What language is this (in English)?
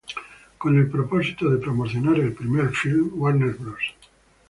Spanish